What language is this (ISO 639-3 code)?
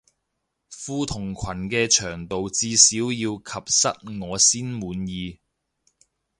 yue